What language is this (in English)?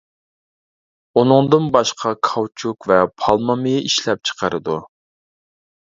Uyghur